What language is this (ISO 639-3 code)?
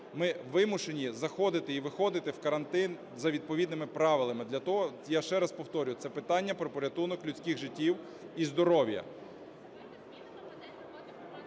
ukr